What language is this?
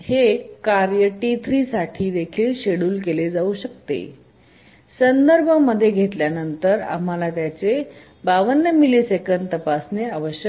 Marathi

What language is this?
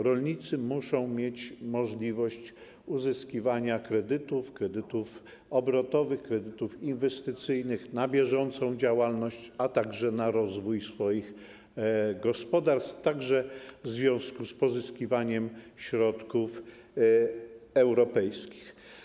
Polish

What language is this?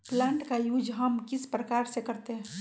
Magahi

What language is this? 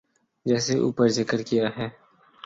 Urdu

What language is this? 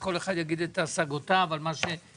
Hebrew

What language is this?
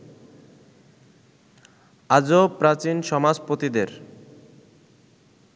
Bangla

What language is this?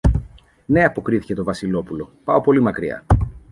Greek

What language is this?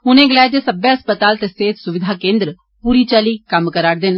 Dogri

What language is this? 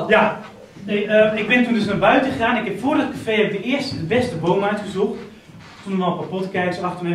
Dutch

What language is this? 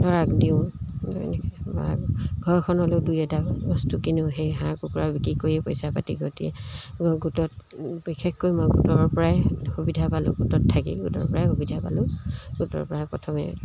Assamese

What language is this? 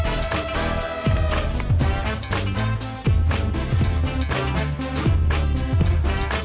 Indonesian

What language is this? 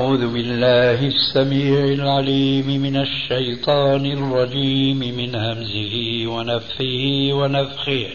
Arabic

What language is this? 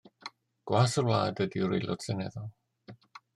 Welsh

